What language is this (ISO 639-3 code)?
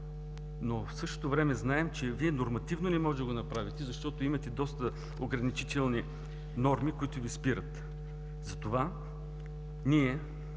bul